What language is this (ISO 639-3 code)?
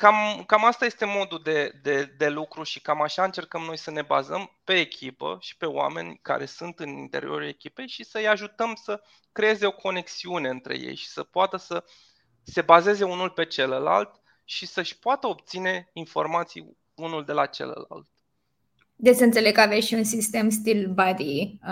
ron